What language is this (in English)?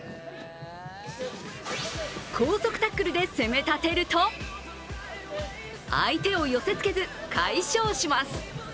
Japanese